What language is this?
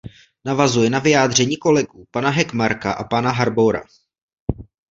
Czech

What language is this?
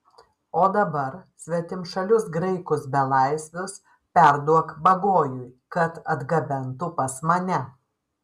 Lithuanian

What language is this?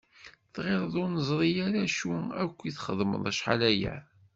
Kabyle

